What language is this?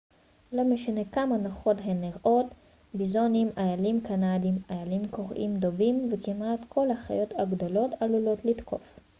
Hebrew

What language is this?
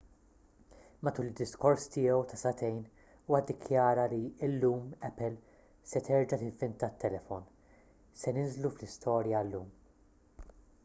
Maltese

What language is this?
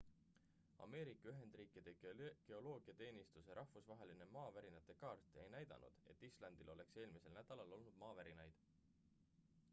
Estonian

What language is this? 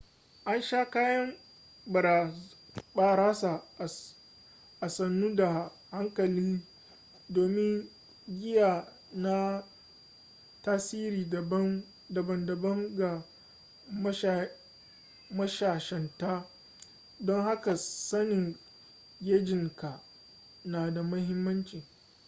Hausa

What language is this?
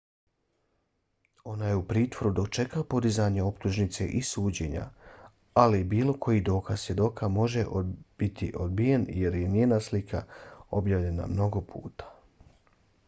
Bosnian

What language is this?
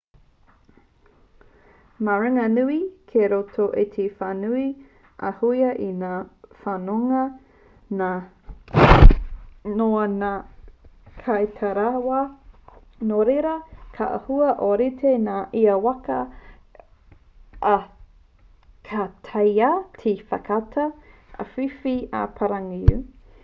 Māori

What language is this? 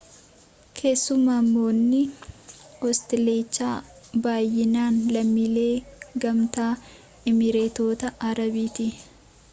Oromo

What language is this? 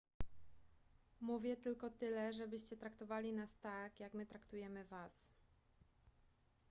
Polish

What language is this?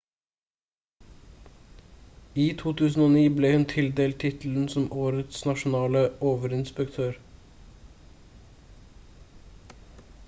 Norwegian Bokmål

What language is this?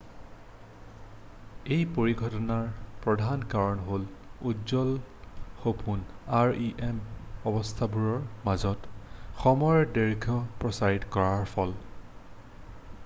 Assamese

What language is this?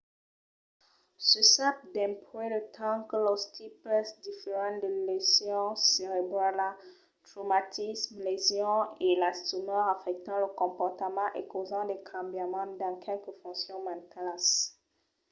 Occitan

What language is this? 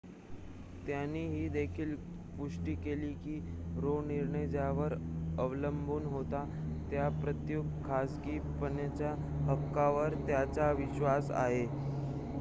Marathi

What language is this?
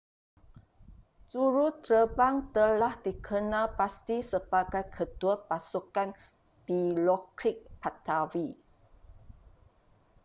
Malay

